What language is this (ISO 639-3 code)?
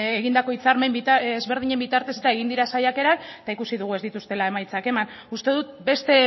eus